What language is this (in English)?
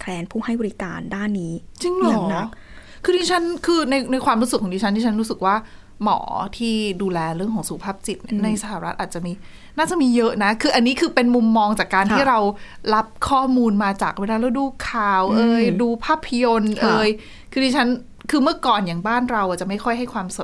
Thai